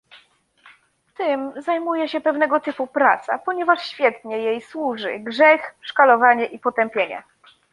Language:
Polish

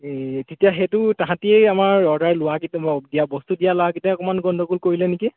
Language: Assamese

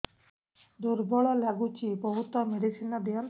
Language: Odia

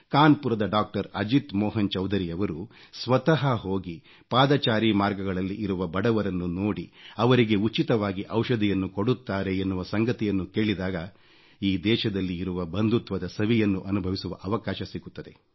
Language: Kannada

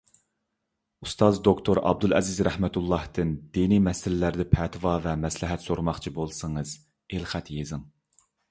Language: Uyghur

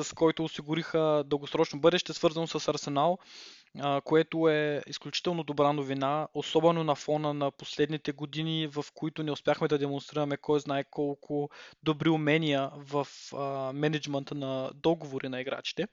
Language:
Bulgarian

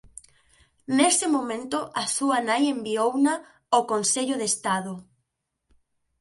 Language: Galician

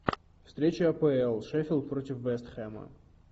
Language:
Russian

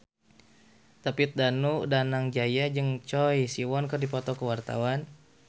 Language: Sundanese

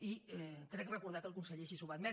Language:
Catalan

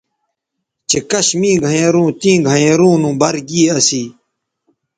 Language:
Bateri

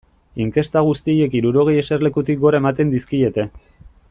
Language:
Basque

